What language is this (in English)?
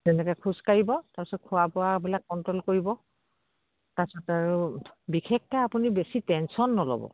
Assamese